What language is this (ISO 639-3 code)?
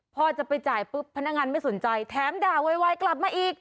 tha